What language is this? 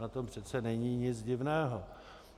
Czech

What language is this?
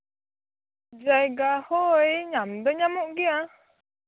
Santali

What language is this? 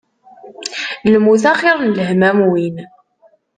Kabyle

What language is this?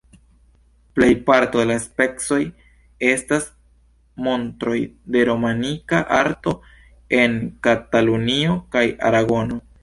Esperanto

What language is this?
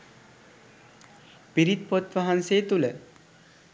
Sinhala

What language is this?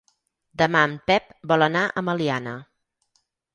Catalan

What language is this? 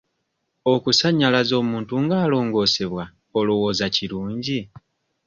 Ganda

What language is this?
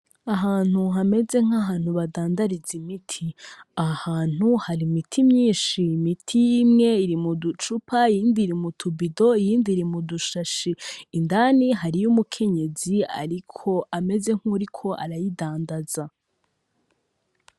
Rundi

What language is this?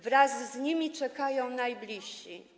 Polish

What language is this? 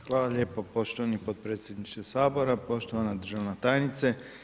Croatian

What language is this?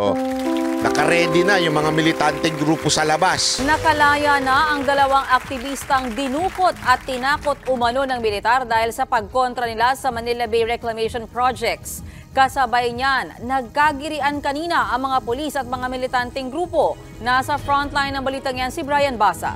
Filipino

